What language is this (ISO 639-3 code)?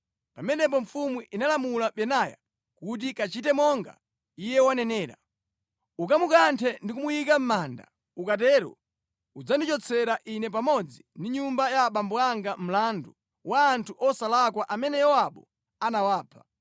nya